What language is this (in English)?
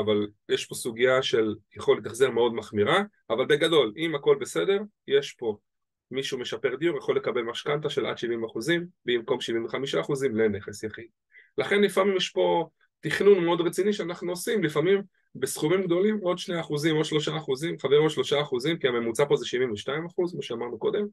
Hebrew